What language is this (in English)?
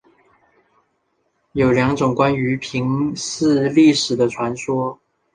Chinese